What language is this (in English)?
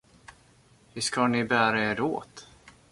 Swedish